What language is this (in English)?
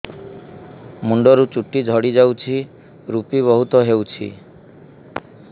Odia